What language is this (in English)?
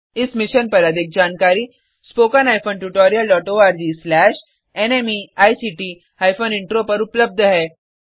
Hindi